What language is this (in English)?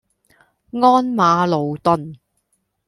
Cantonese